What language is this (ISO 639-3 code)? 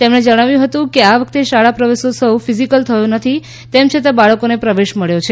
guj